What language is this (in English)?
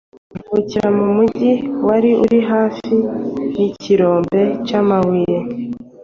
Kinyarwanda